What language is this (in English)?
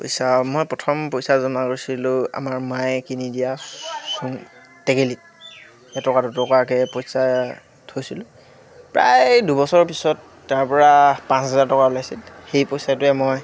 Assamese